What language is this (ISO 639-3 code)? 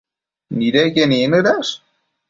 mcf